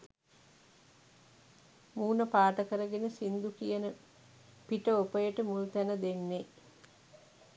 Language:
Sinhala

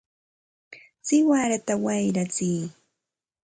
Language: Santa Ana de Tusi Pasco Quechua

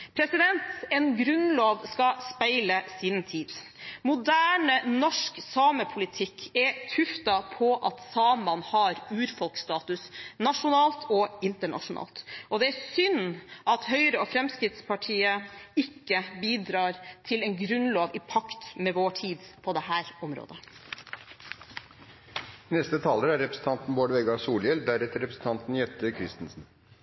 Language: Norwegian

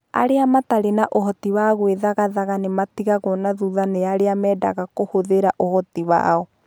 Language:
Kikuyu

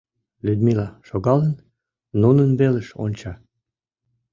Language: Mari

